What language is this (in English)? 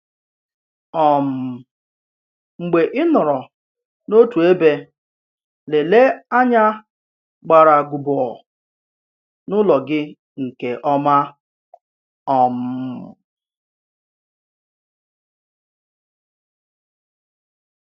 Igbo